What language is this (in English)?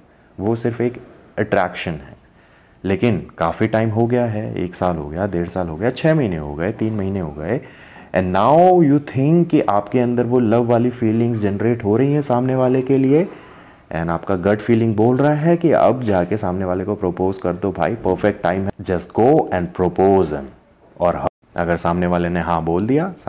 Hindi